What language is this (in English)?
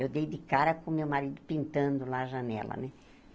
Portuguese